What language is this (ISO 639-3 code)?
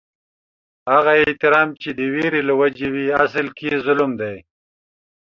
pus